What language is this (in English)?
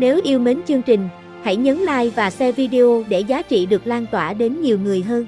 Vietnamese